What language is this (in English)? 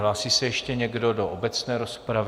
Czech